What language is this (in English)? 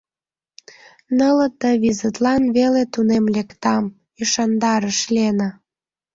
Mari